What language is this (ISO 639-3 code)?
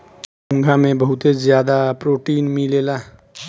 bho